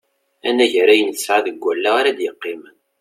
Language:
Kabyle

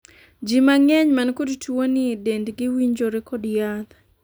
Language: Luo (Kenya and Tanzania)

